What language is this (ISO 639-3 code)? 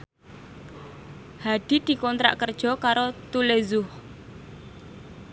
jav